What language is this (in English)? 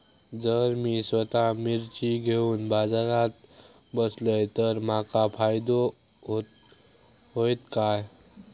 Marathi